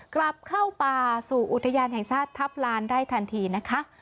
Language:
Thai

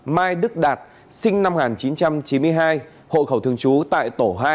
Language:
Vietnamese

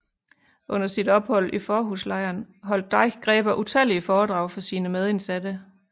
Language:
Danish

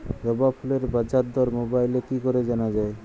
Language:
Bangla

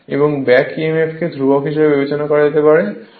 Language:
Bangla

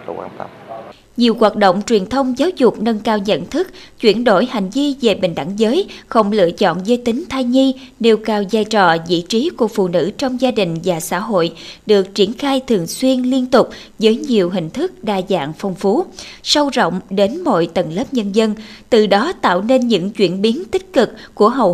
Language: Vietnamese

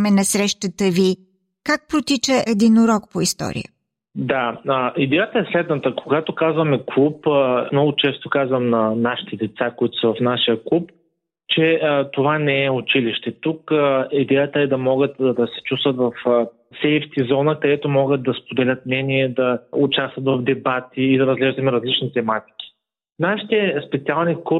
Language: Bulgarian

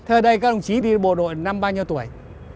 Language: Vietnamese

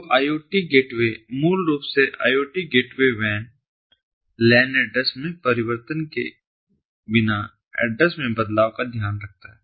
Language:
Hindi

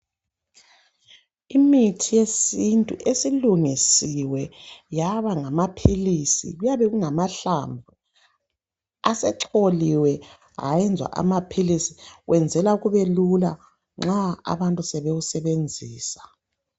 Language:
North Ndebele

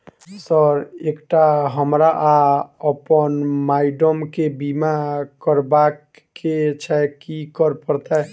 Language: Maithili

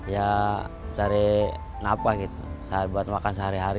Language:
Indonesian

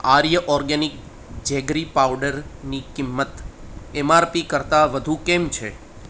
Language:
Gujarati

